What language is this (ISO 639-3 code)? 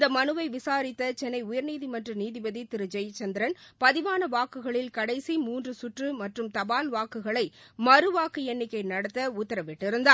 tam